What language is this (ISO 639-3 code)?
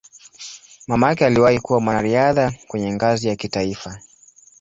swa